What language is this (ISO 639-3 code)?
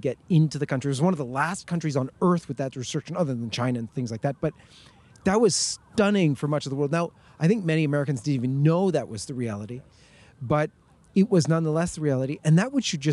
eng